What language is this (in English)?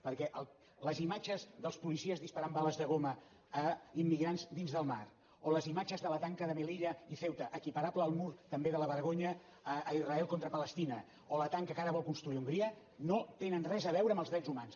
Catalan